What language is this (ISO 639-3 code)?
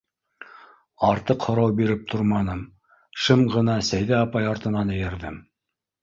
bak